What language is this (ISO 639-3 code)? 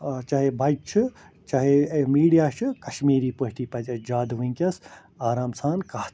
kas